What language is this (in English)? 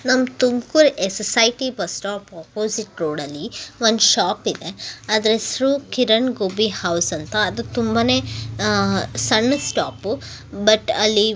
Kannada